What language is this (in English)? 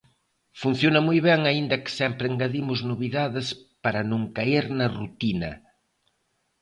Galician